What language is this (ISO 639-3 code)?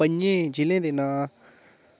doi